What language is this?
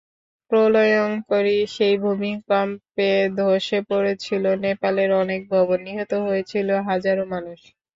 Bangla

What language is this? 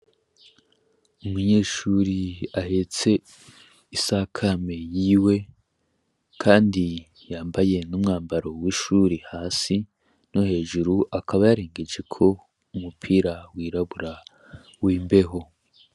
Rundi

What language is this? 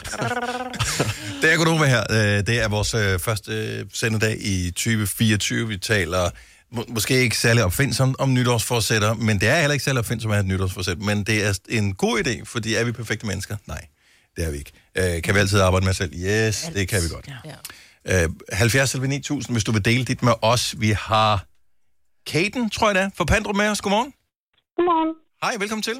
Danish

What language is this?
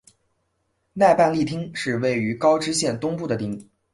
Chinese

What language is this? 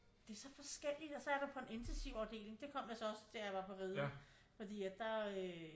Danish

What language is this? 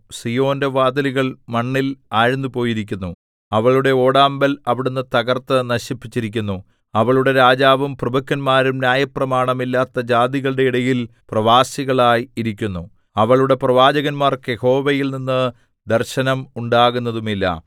Malayalam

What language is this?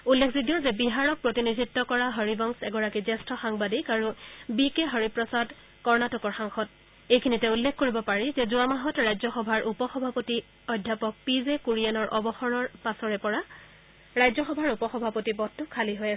Assamese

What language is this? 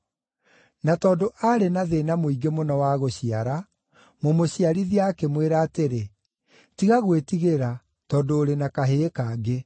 Kikuyu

